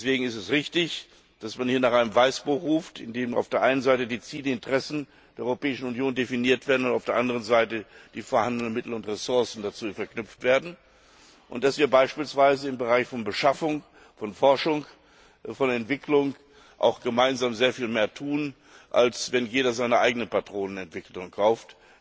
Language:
German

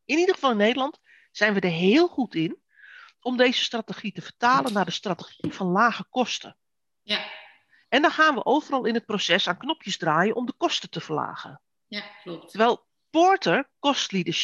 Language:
Dutch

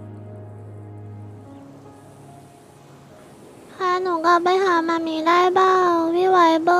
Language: Thai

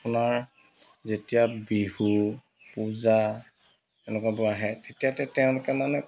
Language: Assamese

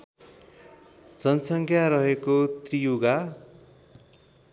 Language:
Nepali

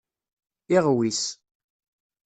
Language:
Kabyle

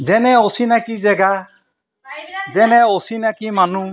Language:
Assamese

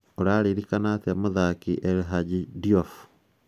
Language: Kikuyu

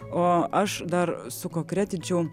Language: Lithuanian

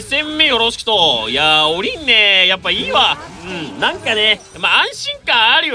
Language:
Japanese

